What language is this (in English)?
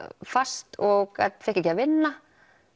Icelandic